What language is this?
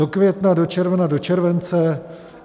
Czech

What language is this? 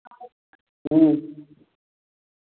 Maithili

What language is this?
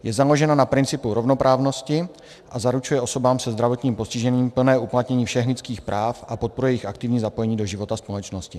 Czech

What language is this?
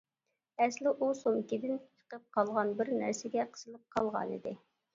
Uyghur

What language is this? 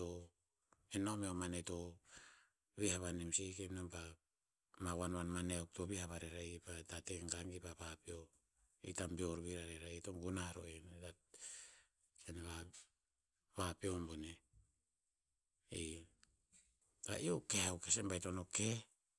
Tinputz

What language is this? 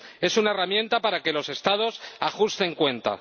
Spanish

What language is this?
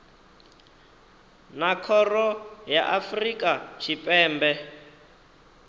Venda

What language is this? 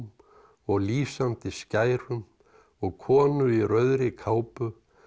Icelandic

